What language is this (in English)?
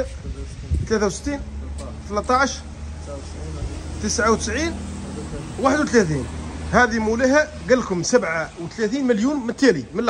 Arabic